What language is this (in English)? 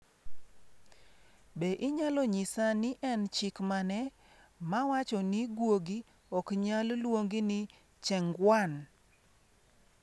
Luo (Kenya and Tanzania)